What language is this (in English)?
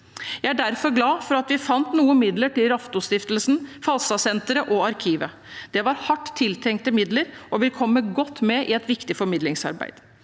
Norwegian